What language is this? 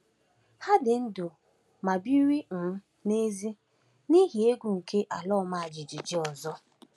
Igbo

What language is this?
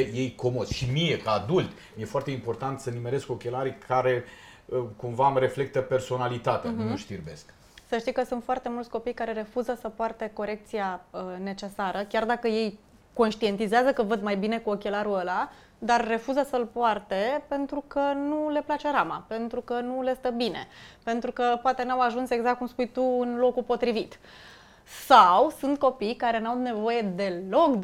Romanian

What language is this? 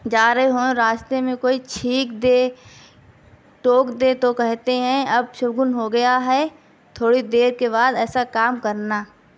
Urdu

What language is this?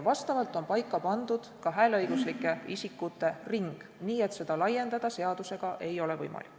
Estonian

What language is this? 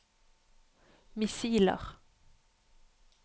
Norwegian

